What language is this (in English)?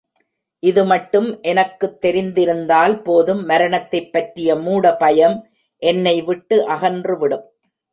Tamil